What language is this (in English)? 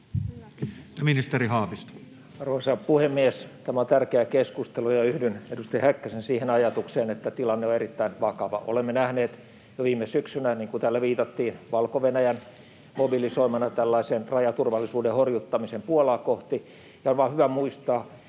Finnish